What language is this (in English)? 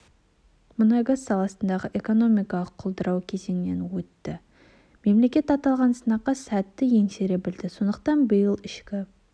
Kazakh